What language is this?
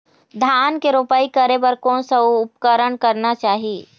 Chhattisgarhi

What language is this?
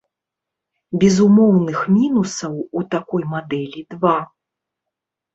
Belarusian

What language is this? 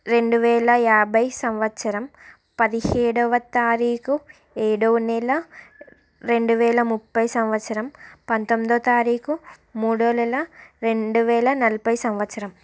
Telugu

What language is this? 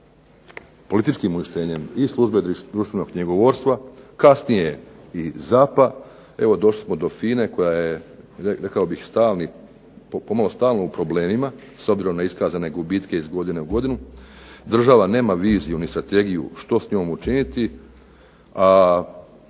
Croatian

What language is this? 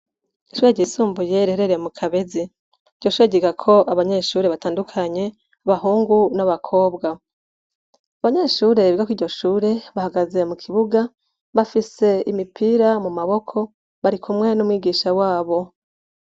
Rundi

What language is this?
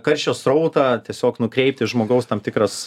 Lithuanian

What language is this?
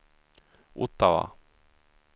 Swedish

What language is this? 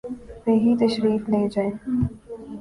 Urdu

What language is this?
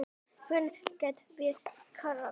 Icelandic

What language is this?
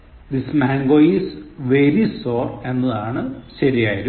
Malayalam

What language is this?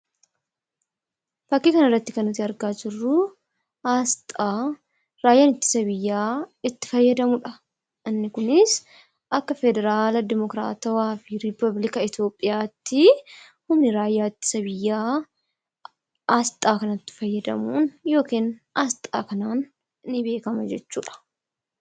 Oromo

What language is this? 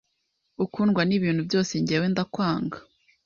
Kinyarwanda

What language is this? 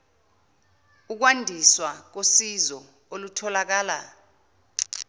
Zulu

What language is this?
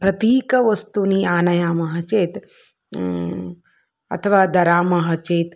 Sanskrit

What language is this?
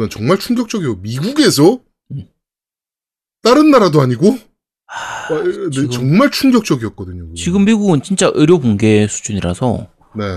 Korean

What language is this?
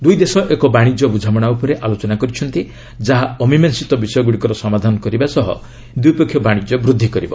Odia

